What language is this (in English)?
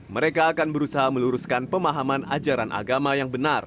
Indonesian